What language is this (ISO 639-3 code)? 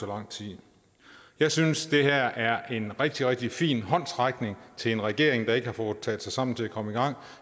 dan